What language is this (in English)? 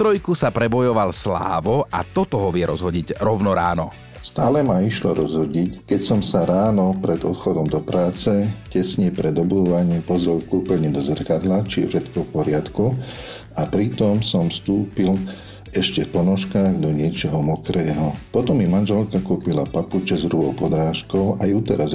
Slovak